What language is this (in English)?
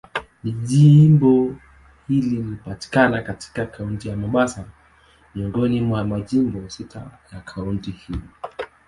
Swahili